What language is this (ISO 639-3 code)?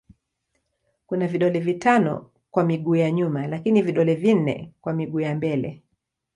swa